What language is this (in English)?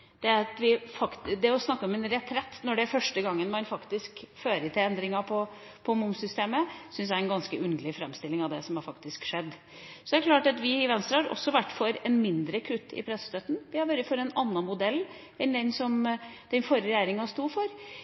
Norwegian Bokmål